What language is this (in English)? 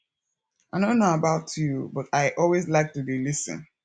Nigerian Pidgin